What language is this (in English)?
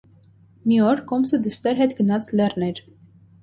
Armenian